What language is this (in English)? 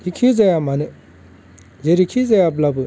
Bodo